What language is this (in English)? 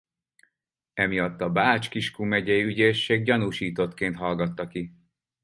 Hungarian